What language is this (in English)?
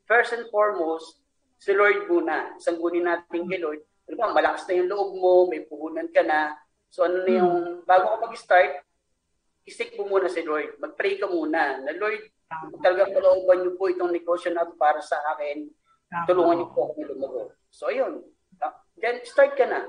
Filipino